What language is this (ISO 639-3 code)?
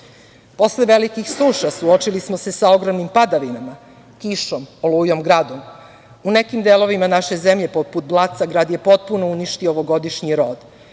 srp